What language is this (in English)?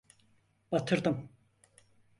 Turkish